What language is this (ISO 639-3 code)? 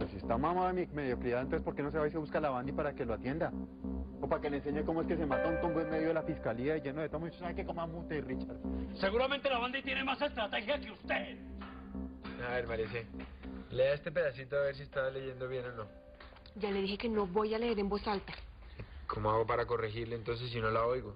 spa